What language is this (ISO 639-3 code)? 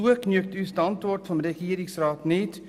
gsw